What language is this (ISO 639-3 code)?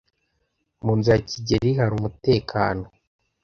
kin